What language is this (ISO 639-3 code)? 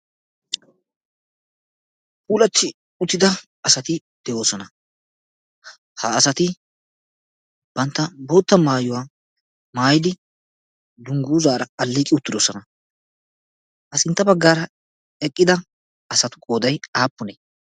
wal